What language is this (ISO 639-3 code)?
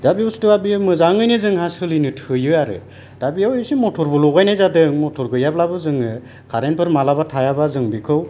brx